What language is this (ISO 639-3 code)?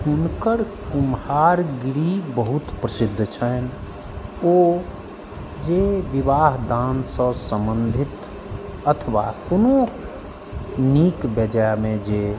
mai